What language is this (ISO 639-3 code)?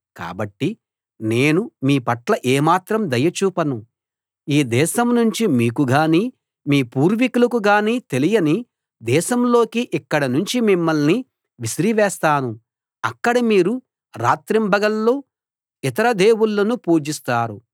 tel